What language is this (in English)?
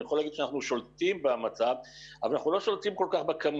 Hebrew